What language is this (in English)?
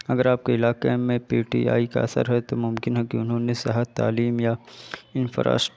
Urdu